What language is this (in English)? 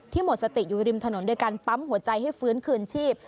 Thai